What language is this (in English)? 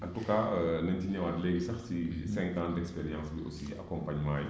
Wolof